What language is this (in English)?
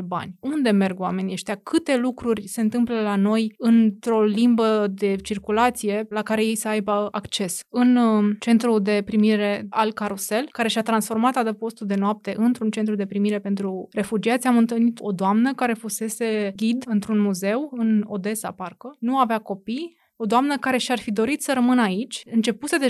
Romanian